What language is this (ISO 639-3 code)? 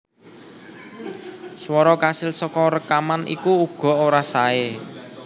jav